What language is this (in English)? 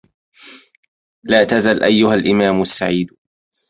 Arabic